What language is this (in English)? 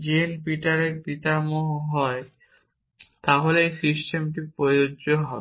Bangla